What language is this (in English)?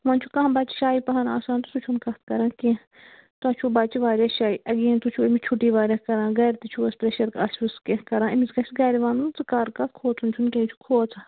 Kashmiri